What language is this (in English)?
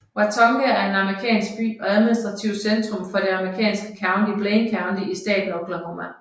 Danish